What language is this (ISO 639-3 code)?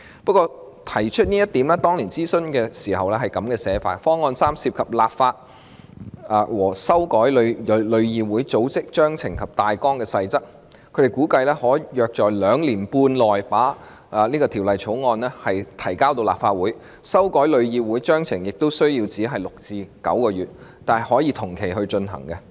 yue